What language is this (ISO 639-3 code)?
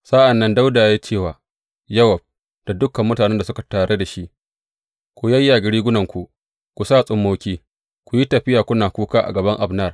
hau